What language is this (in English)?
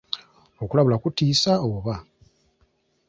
Ganda